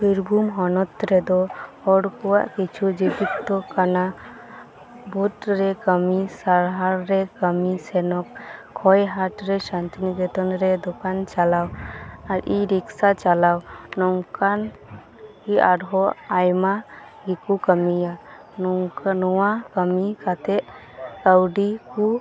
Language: Santali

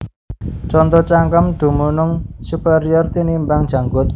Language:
Javanese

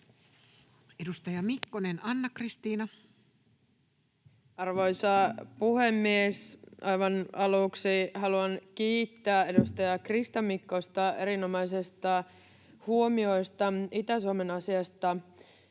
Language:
Finnish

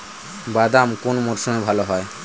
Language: Bangla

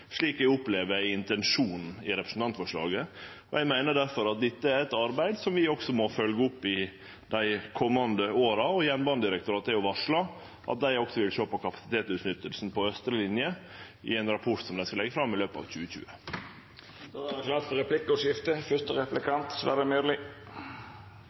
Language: Norwegian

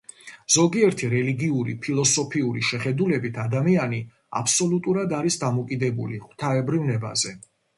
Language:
Georgian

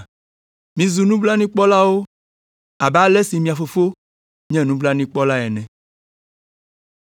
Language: Ewe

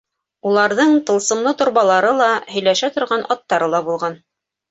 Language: Bashkir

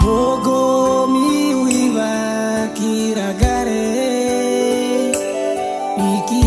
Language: Indonesian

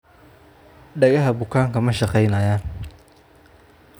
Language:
Somali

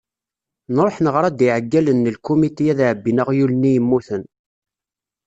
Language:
Kabyle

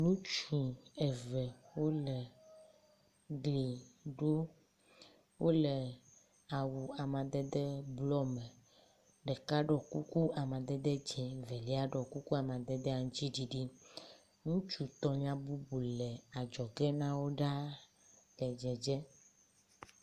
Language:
Ewe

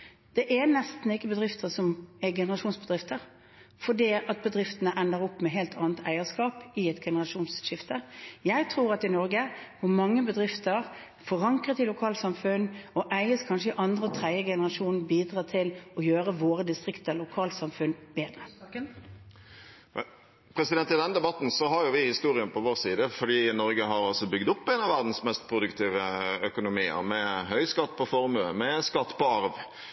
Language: Norwegian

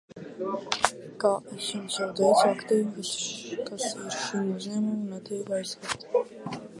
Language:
Latvian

